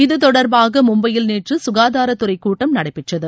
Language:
Tamil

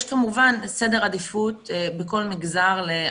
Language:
Hebrew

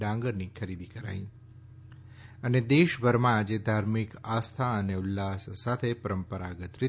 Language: Gujarati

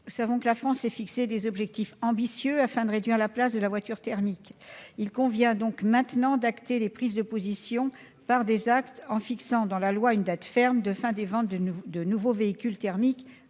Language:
French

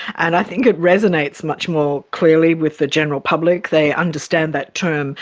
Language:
English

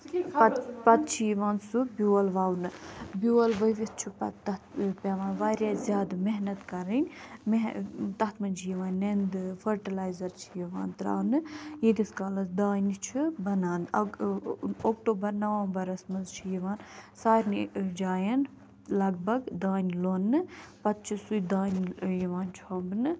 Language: Kashmiri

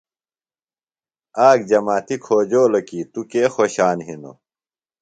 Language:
Phalura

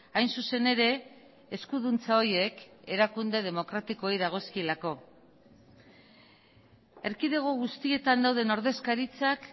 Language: Basque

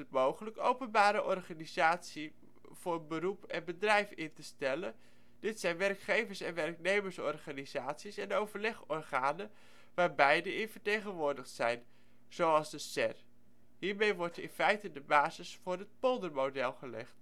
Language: Dutch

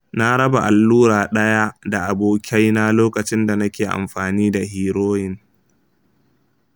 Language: Hausa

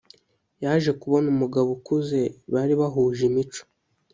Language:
Kinyarwanda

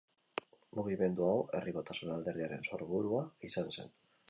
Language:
Basque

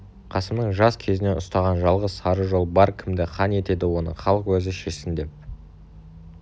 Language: Kazakh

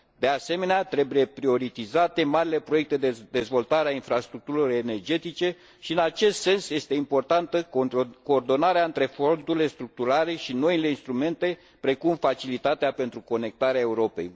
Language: Romanian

